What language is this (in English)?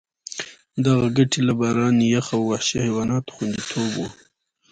Pashto